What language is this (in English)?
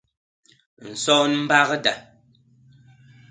Basaa